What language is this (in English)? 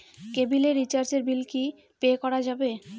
Bangla